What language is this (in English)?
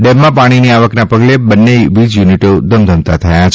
Gujarati